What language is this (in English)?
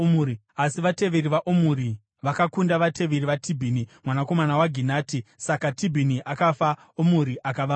Shona